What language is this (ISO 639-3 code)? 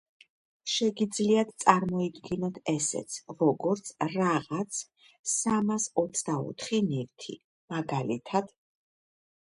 kat